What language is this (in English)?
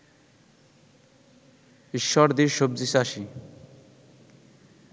Bangla